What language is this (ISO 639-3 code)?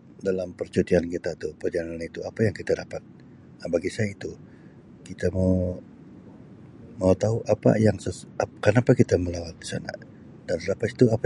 msi